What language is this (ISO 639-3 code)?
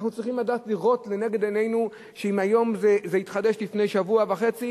heb